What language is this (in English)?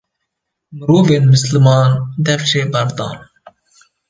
Kurdish